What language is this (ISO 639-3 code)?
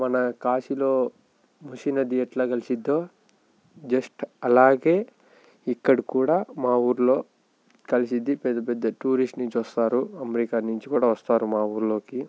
tel